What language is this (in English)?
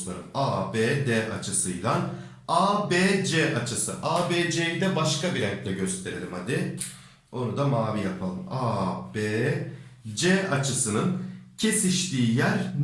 Turkish